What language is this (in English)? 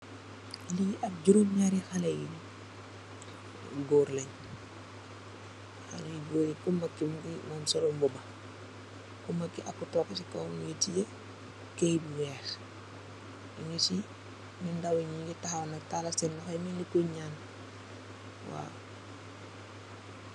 Wolof